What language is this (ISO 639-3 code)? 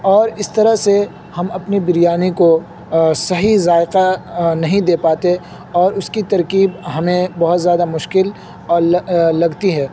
urd